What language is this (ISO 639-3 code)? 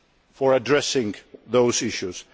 eng